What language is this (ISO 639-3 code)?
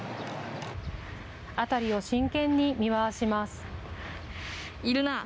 jpn